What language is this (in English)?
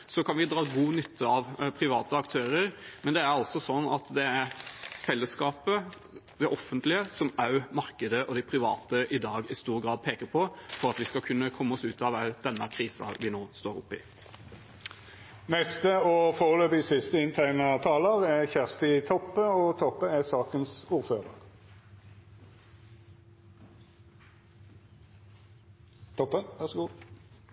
Norwegian